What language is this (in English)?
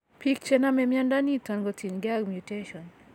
Kalenjin